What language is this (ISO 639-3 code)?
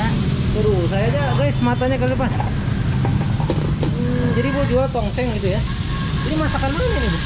ind